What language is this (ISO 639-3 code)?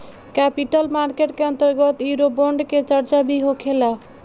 bho